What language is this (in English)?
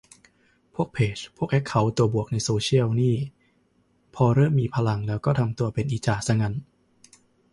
Thai